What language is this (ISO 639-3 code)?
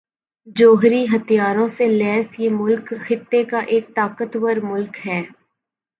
urd